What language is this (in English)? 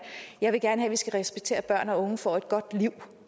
Danish